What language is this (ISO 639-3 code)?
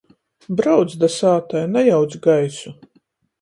ltg